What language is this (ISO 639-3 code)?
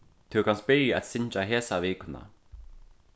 fao